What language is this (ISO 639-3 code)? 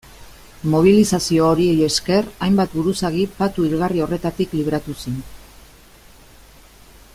eus